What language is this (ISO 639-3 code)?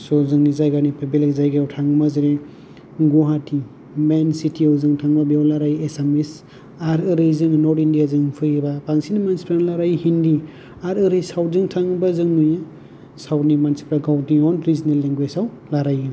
brx